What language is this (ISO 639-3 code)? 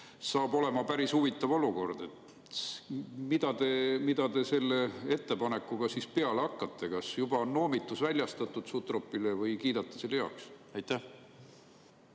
est